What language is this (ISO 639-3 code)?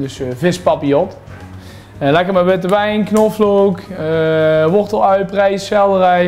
nld